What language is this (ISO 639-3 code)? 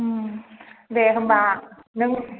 brx